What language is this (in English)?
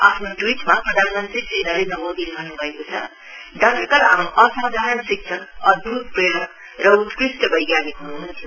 Nepali